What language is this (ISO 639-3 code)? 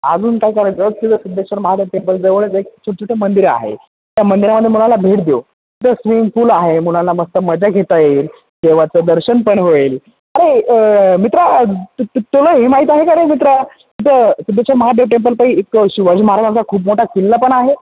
mar